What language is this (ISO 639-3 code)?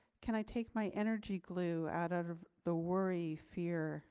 eng